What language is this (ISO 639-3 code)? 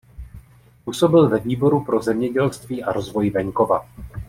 ces